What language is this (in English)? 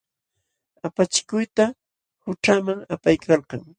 Jauja Wanca Quechua